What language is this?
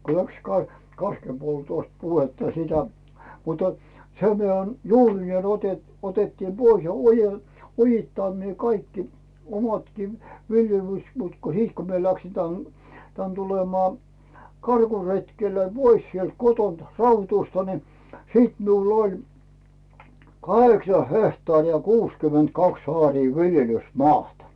Finnish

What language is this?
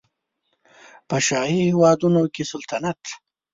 Pashto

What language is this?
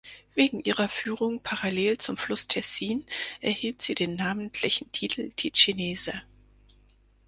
German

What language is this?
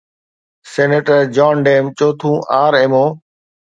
Sindhi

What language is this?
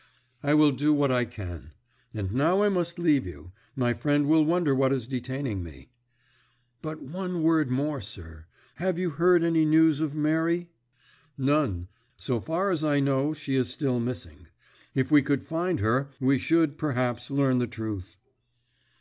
English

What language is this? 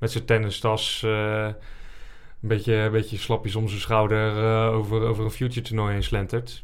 Dutch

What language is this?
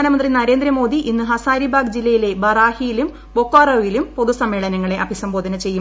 Malayalam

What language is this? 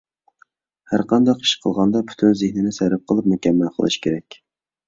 Uyghur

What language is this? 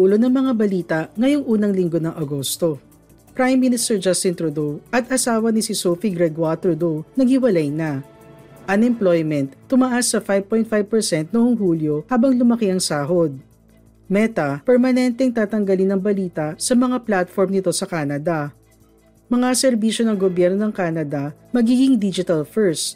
Filipino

